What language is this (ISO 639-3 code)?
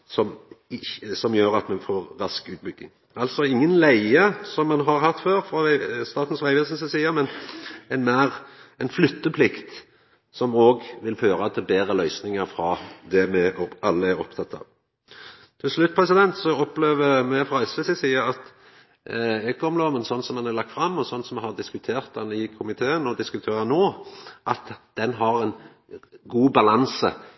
nno